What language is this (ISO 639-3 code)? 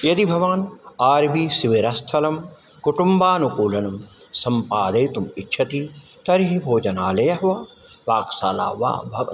san